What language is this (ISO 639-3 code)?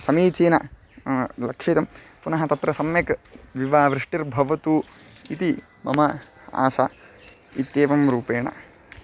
san